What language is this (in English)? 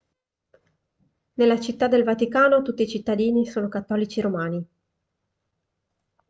Italian